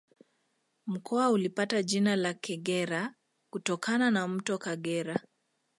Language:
Swahili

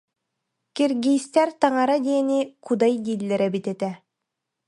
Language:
Yakut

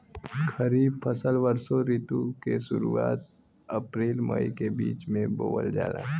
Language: Bhojpuri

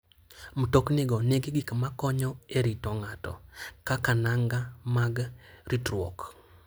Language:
Luo (Kenya and Tanzania)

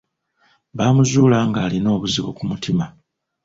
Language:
Ganda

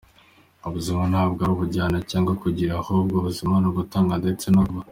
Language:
Kinyarwanda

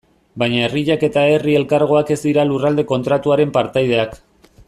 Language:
Basque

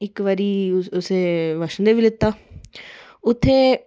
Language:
Dogri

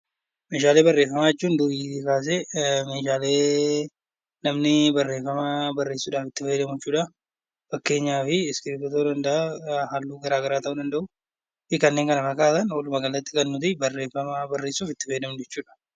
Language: Oromo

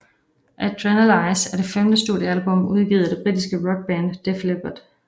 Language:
Danish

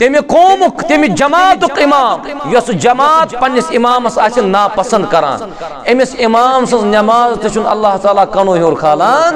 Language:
Turkish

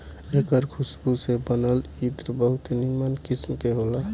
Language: Bhojpuri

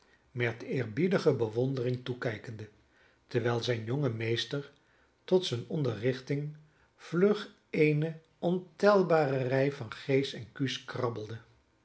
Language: Dutch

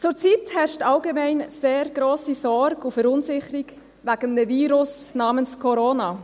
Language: Swiss German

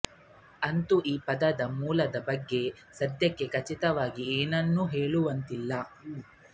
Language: Kannada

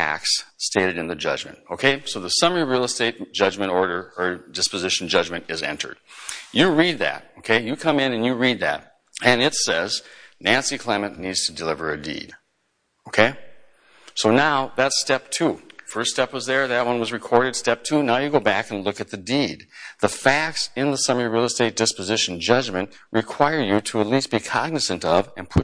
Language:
English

